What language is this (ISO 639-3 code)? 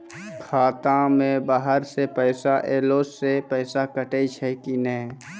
mai